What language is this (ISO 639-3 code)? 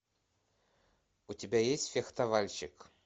rus